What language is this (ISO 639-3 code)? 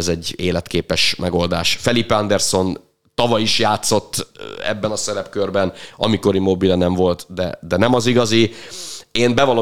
hun